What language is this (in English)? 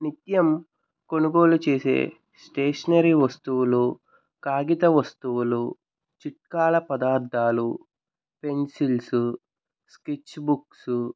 Telugu